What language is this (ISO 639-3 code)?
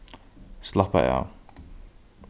fao